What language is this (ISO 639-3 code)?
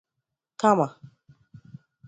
ibo